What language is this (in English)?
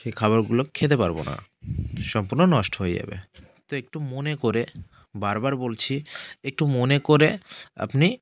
Bangla